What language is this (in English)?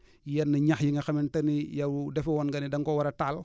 Wolof